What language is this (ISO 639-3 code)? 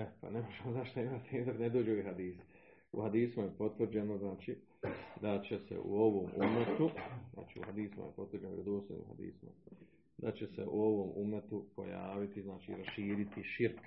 hrv